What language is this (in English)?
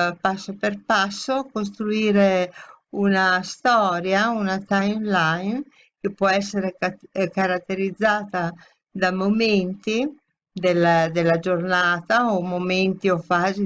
Italian